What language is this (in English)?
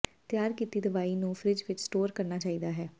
Punjabi